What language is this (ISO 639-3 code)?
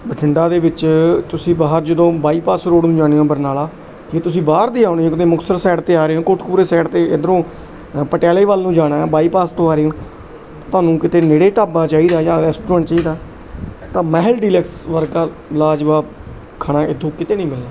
pan